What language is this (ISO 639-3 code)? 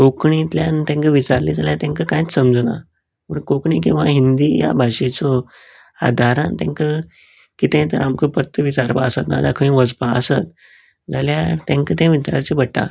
kok